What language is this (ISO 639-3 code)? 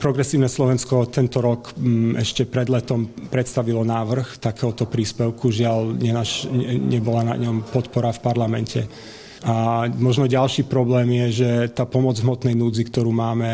slk